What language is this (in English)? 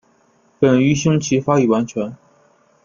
Chinese